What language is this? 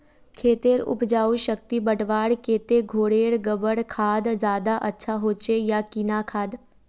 Magahi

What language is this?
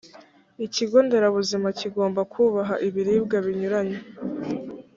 Kinyarwanda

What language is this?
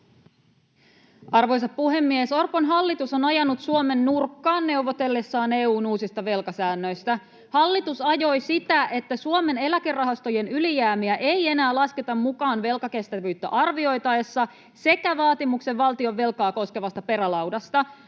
Finnish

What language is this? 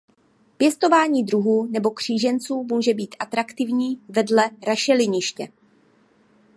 Czech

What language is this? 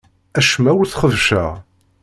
Kabyle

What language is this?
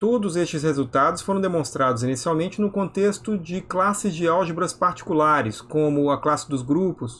Portuguese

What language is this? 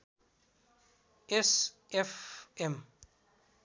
Nepali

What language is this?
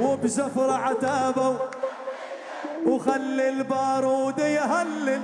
Arabic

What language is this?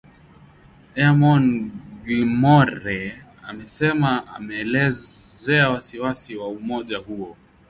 Swahili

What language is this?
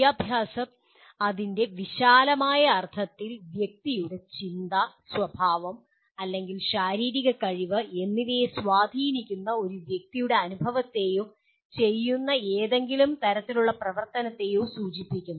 Malayalam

